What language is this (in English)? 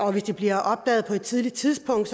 Danish